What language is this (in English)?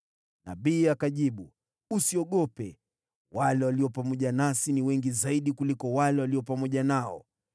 Swahili